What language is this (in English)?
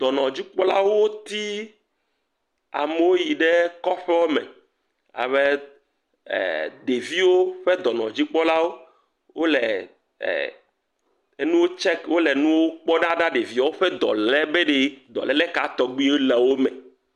Ewe